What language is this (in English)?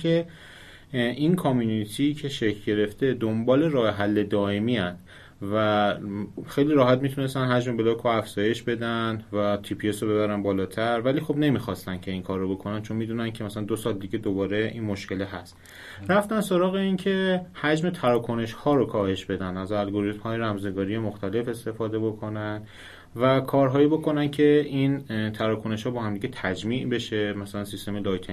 Persian